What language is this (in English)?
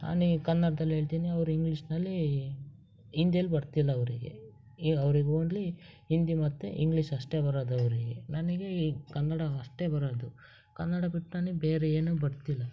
Kannada